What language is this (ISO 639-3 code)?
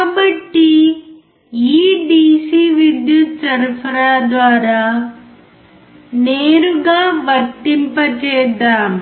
tel